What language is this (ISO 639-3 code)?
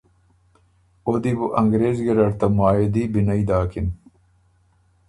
oru